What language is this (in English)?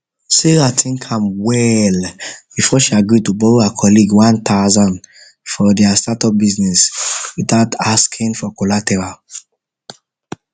Nigerian Pidgin